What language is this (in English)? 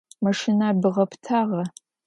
Adyghe